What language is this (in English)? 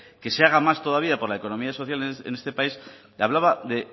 Spanish